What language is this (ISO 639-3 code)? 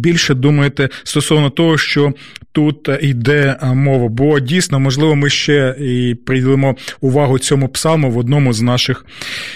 ukr